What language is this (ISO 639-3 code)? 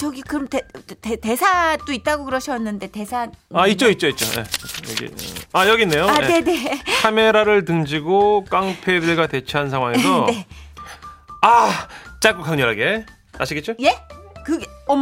kor